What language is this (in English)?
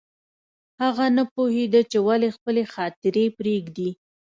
Pashto